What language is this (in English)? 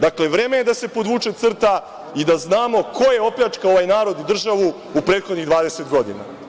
Serbian